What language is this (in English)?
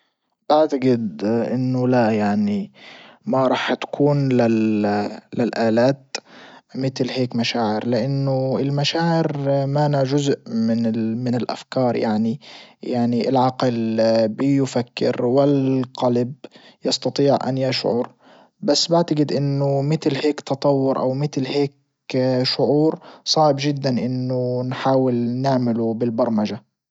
Libyan Arabic